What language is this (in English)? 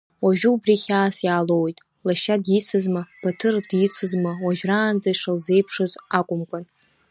Abkhazian